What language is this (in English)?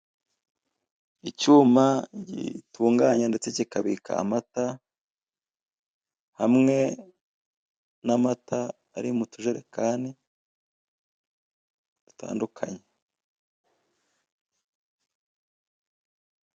Kinyarwanda